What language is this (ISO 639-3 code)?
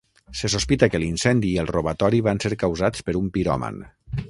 cat